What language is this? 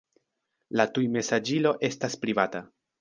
Esperanto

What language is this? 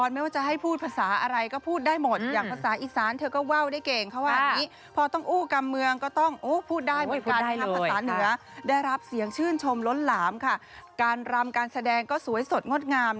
Thai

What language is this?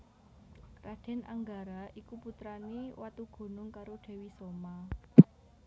Javanese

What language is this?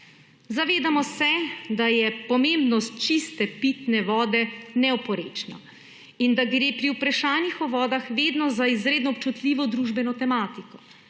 Slovenian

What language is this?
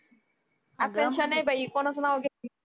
Marathi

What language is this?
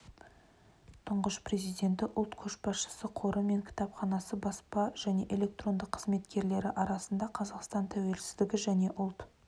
Kazakh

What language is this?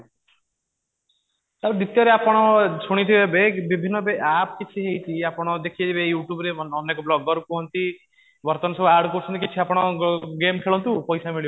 Odia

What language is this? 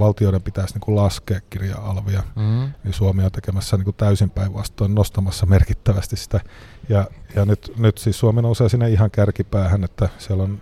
Finnish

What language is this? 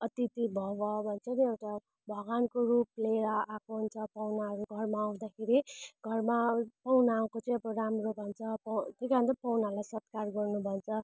Nepali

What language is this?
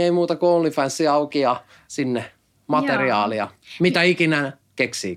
Finnish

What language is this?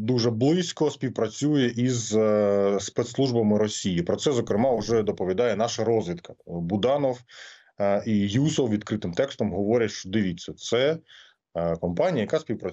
Ukrainian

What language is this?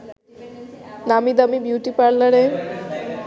Bangla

